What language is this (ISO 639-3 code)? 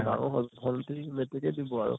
asm